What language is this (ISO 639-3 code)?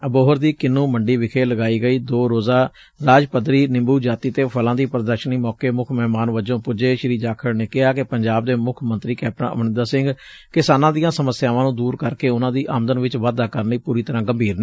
pan